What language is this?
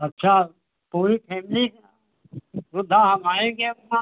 Hindi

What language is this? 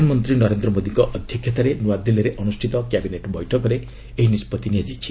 Odia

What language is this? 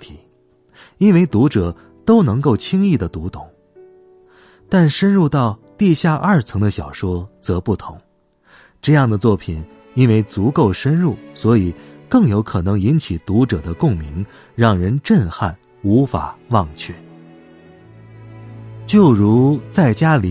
Chinese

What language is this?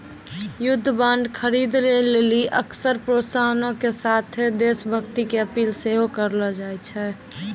Maithili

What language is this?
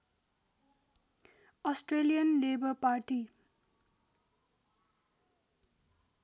Nepali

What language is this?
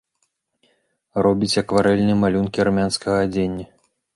Belarusian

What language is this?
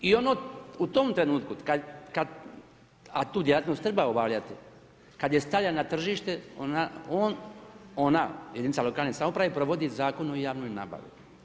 Croatian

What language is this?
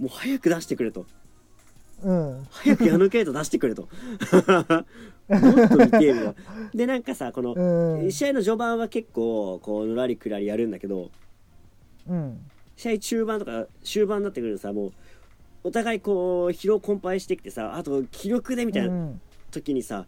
Japanese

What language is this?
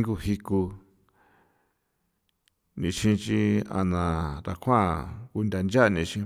San Felipe Otlaltepec Popoloca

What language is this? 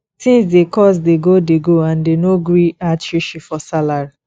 Nigerian Pidgin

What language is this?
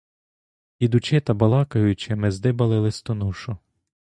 Ukrainian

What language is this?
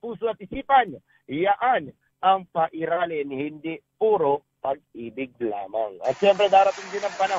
Filipino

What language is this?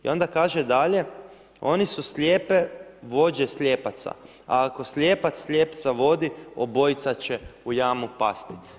Croatian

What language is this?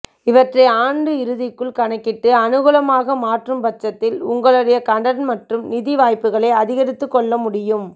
Tamil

